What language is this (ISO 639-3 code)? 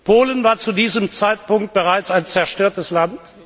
deu